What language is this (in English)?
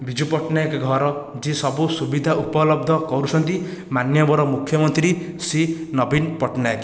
Odia